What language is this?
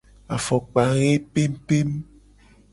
Gen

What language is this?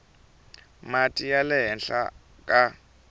Tsonga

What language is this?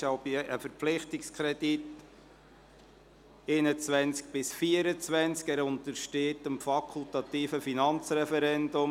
Swiss German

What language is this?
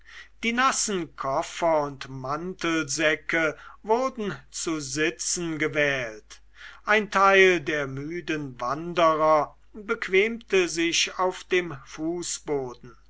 German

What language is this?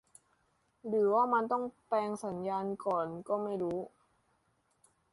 Thai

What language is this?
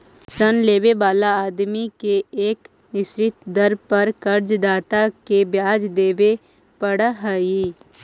Magahi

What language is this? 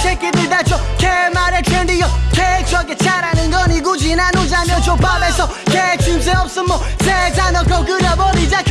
Italian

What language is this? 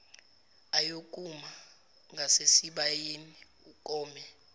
Zulu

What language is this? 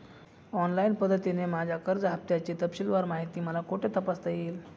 Marathi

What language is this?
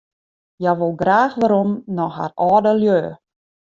Western Frisian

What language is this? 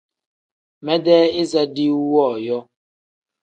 Tem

